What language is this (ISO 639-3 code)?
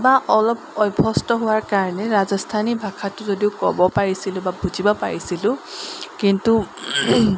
asm